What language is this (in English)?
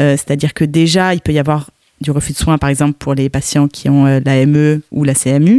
French